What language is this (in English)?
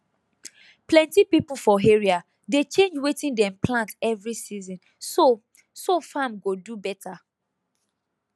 Nigerian Pidgin